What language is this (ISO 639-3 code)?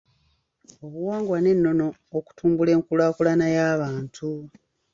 lug